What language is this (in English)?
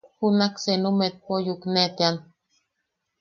Yaqui